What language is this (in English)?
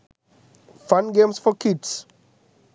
Sinhala